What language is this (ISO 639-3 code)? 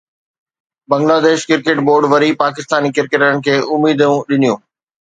snd